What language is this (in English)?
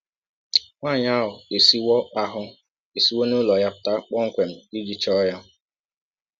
Igbo